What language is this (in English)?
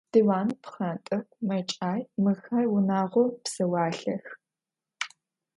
Adyghe